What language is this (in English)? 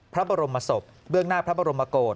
Thai